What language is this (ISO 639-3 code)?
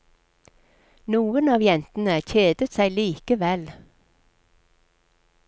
nor